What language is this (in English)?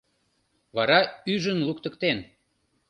Mari